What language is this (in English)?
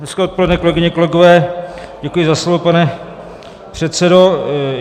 Czech